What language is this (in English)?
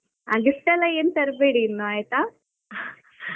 Kannada